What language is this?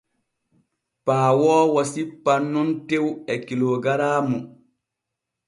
Borgu Fulfulde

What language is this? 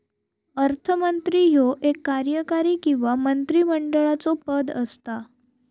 Marathi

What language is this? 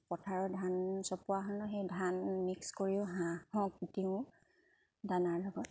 Assamese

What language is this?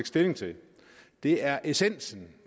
Danish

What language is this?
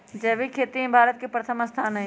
Magahi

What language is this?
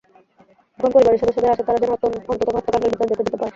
Bangla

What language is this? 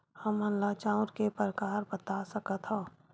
Chhattisgarhi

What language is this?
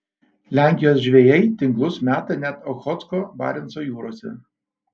Lithuanian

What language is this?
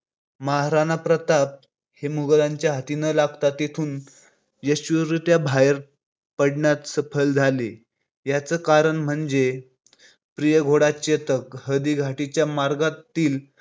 Marathi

